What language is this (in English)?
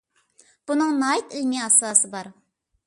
Uyghur